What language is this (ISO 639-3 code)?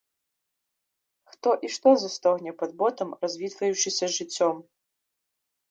bel